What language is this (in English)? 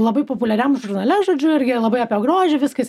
Lithuanian